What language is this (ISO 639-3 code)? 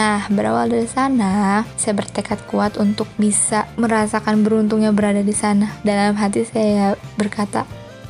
ind